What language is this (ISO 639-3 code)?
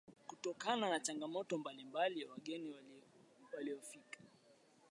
swa